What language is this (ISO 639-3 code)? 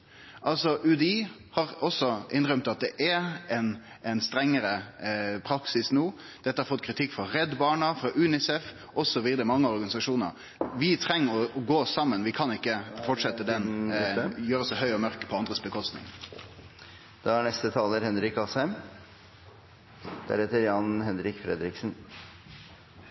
nno